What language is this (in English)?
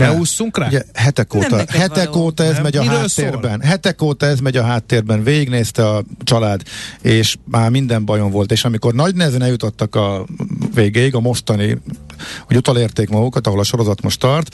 Hungarian